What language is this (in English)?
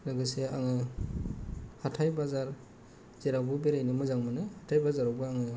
Bodo